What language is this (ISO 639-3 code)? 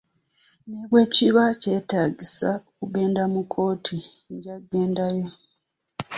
lug